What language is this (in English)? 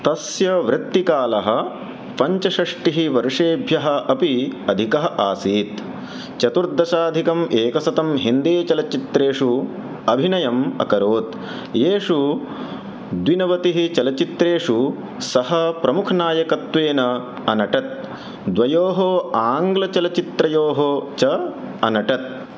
Sanskrit